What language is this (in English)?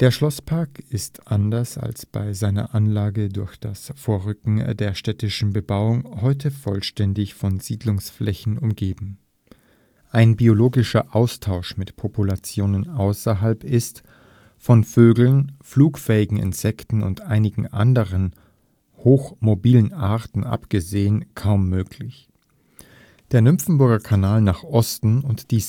German